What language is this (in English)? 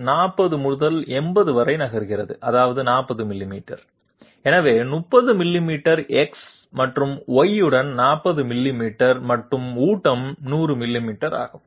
Tamil